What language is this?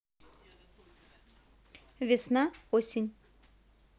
Russian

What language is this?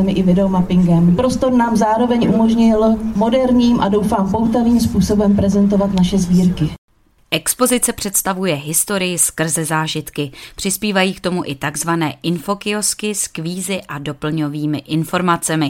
Czech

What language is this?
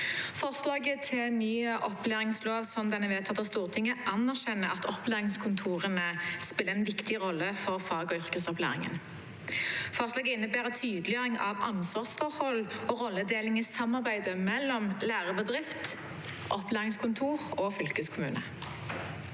Norwegian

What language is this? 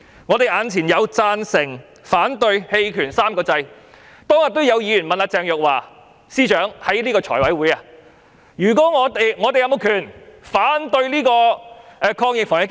Cantonese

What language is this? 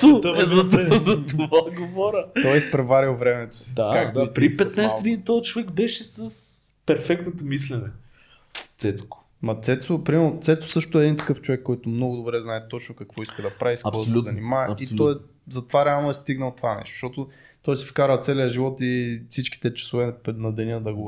Bulgarian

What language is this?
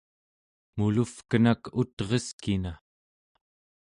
Central Yupik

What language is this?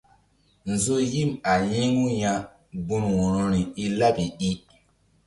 Mbum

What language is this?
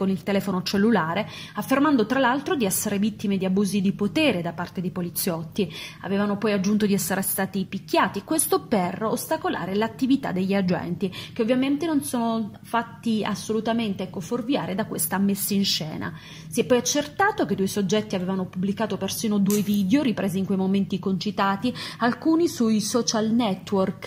Italian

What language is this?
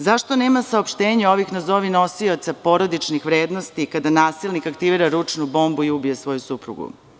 Serbian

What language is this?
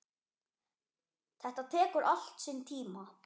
Icelandic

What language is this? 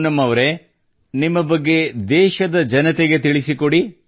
Kannada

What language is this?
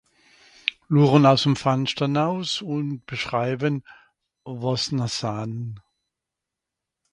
Swiss German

